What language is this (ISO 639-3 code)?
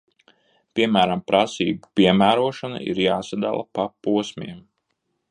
lav